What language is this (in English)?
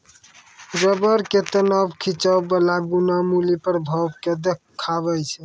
Maithili